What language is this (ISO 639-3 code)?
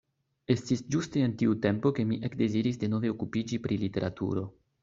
epo